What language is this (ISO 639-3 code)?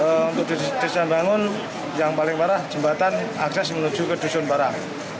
ind